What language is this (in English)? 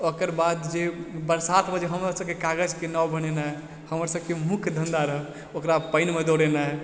Maithili